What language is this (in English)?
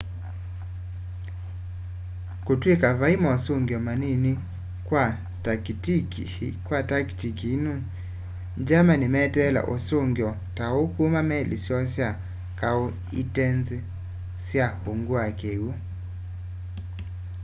Kamba